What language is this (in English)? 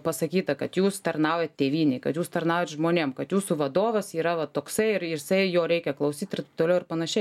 Lithuanian